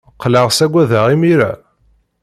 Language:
Kabyle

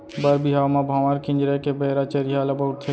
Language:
Chhattisgarhi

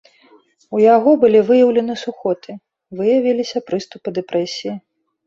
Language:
Belarusian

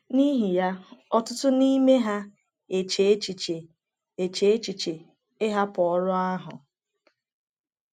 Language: Igbo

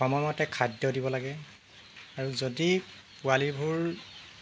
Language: Assamese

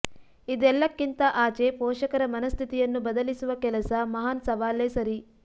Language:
Kannada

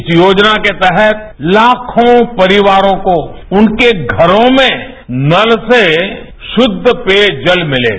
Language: Hindi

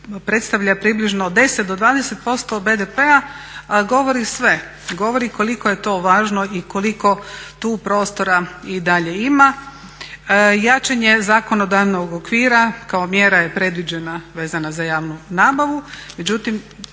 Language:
Croatian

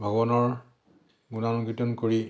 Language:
Assamese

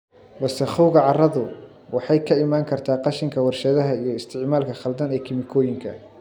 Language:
Somali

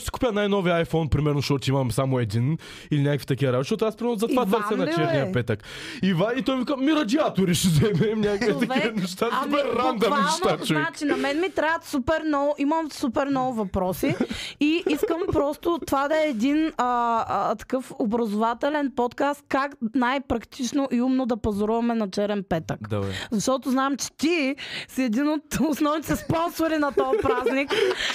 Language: Bulgarian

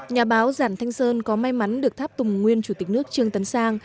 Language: Vietnamese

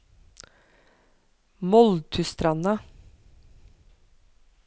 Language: Norwegian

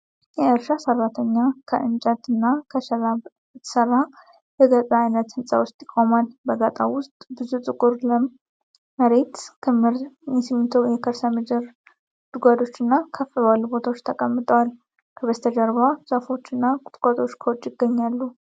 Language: Amharic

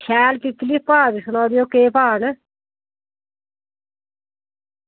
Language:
Dogri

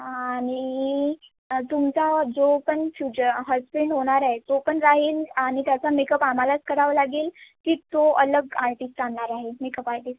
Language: Marathi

